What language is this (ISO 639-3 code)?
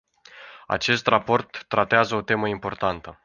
ron